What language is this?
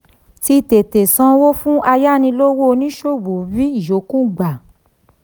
Yoruba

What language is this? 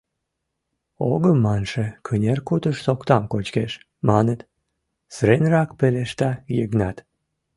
Mari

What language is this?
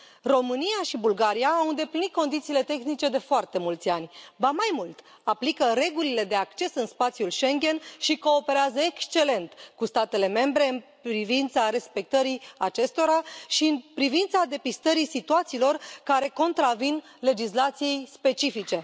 Romanian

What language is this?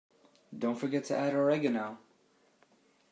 English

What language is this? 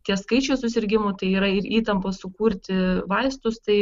Lithuanian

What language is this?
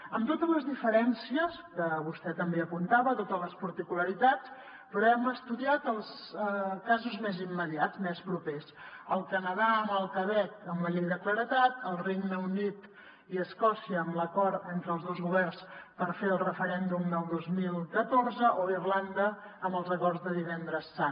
Catalan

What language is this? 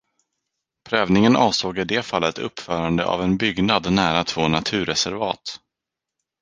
Swedish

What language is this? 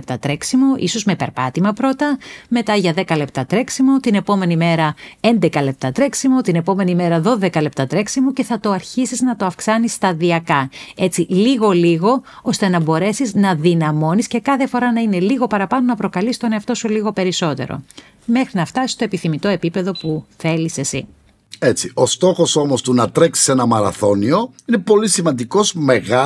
Greek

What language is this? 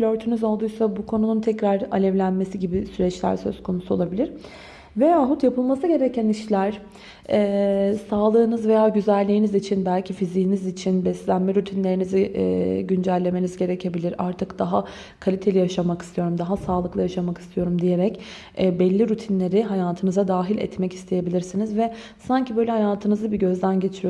Turkish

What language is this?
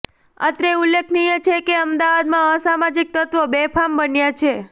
Gujarati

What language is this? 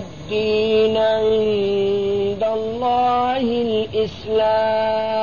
Urdu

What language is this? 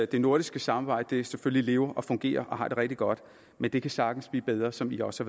Danish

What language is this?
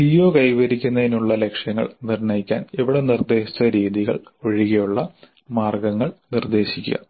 Malayalam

